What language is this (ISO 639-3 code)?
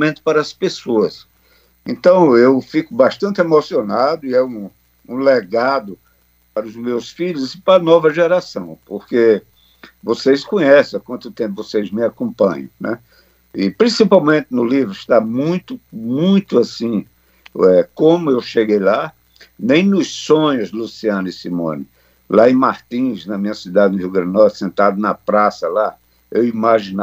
por